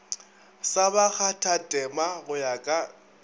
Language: Northern Sotho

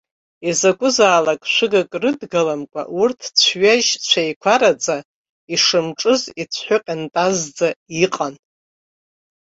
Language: Abkhazian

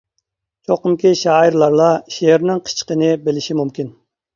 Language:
Uyghur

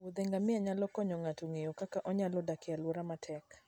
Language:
Luo (Kenya and Tanzania)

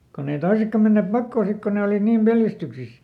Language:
Finnish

